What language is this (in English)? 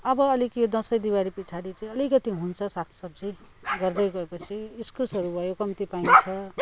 Nepali